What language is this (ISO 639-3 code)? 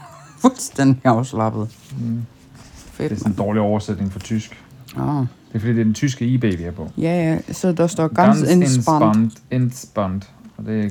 dan